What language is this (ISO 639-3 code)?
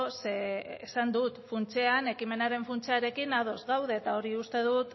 eus